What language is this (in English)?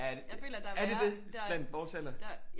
Danish